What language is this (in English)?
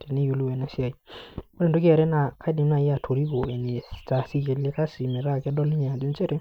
Masai